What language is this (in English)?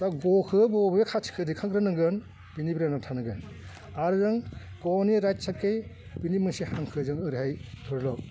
Bodo